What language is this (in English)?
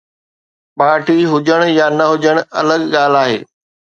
Sindhi